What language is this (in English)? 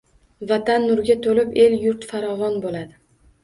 Uzbek